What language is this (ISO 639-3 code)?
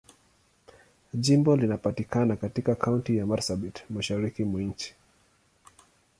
swa